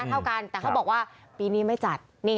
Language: Thai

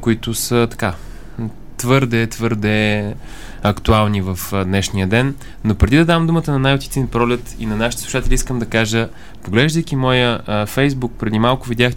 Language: Bulgarian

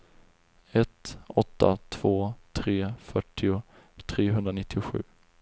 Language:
Swedish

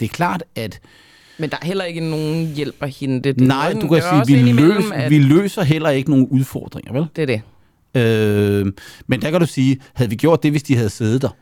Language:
Danish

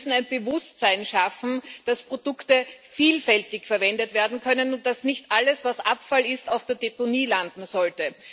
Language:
German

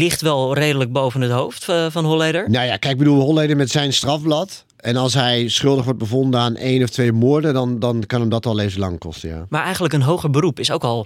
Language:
Dutch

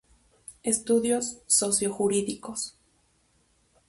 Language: Spanish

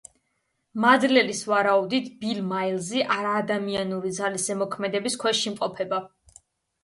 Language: Georgian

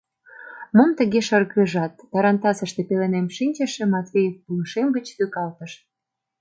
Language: Mari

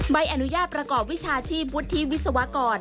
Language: Thai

